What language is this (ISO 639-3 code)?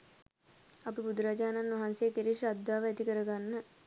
sin